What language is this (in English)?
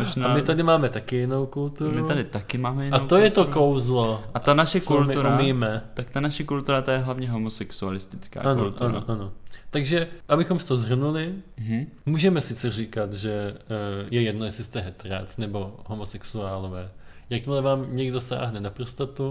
Czech